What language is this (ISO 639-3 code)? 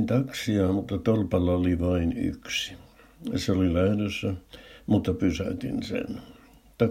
fin